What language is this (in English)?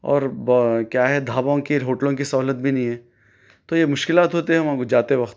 Urdu